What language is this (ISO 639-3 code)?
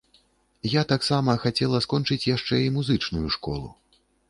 bel